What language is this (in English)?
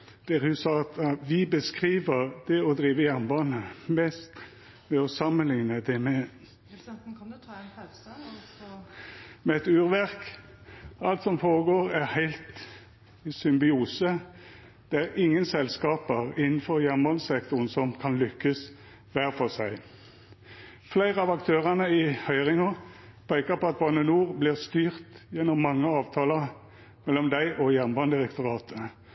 Norwegian Nynorsk